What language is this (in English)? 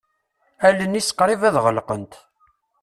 Kabyle